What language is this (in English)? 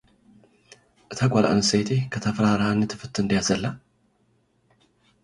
Tigrinya